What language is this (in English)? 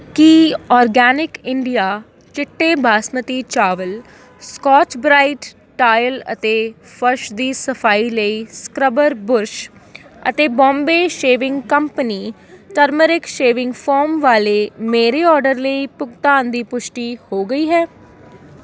Punjabi